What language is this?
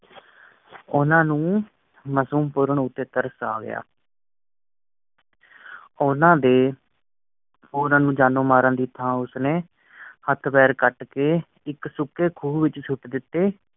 Punjabi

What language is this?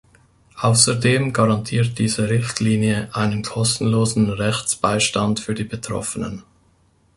German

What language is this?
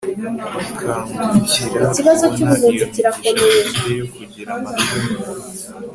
Kinyarwanda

